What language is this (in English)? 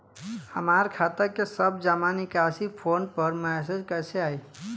Bhojpuri